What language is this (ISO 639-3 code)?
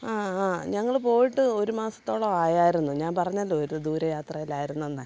mal